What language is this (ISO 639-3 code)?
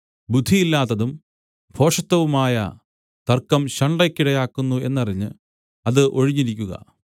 mal